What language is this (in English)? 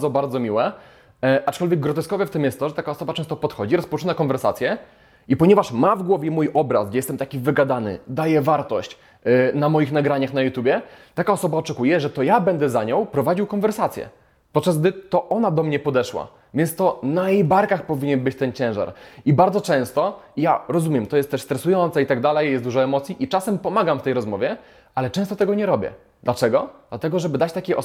Polish